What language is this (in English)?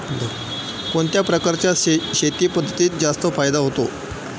Marathi